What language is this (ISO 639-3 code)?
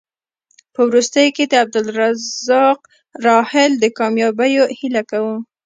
pus